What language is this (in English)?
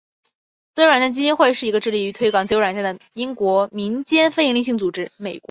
Chinese